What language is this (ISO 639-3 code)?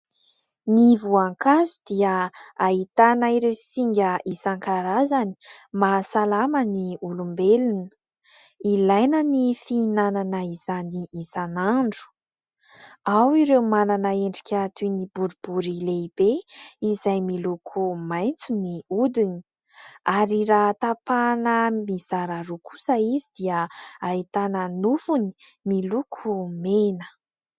mlg